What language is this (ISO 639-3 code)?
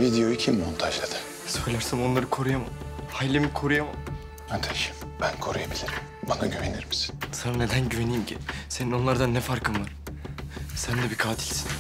tur